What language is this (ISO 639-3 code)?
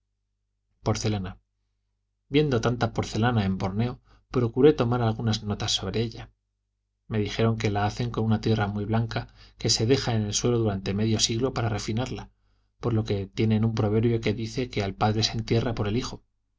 spa